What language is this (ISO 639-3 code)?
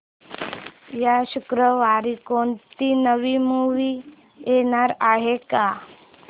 mar